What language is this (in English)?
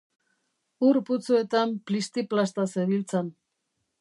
Basque